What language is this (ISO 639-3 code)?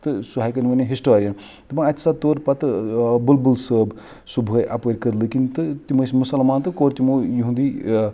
kas